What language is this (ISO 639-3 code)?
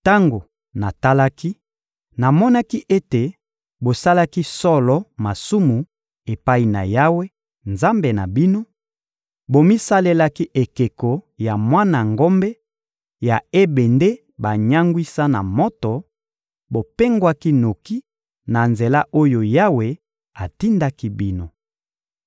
lin